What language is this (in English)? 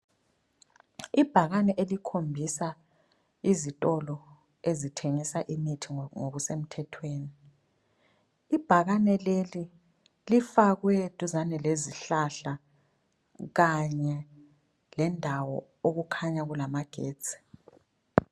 North Ndebele